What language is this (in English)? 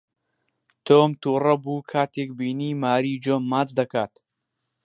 Central Kurdish